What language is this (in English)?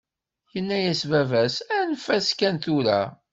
Kabyle